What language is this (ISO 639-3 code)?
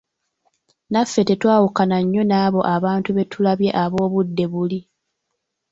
lug